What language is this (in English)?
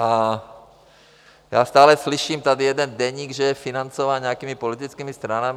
Czech